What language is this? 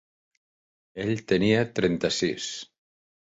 Catalan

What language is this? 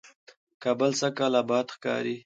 Pashto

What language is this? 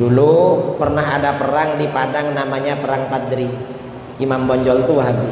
Indonesian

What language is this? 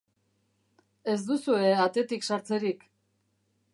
Basque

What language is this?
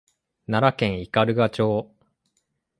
Japanese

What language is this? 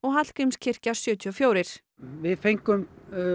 Icelandic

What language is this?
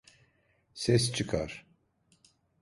Turkish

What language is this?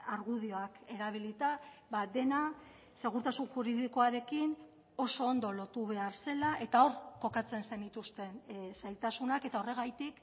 Basque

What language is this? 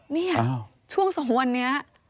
Thai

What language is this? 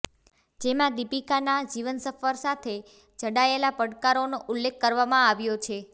Gujarati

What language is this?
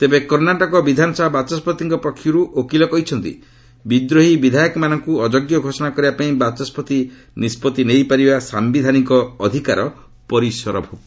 Odia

